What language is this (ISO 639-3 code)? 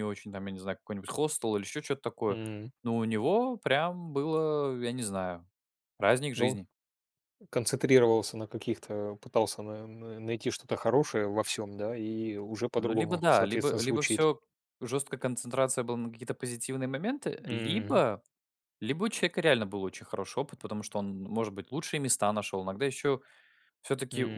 rus